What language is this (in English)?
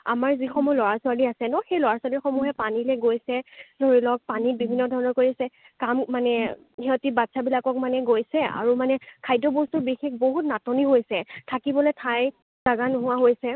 Assamese